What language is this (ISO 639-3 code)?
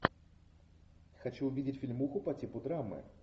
rus